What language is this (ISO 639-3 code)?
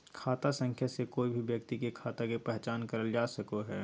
mag